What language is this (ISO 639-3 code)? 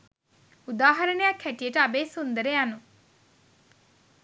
sin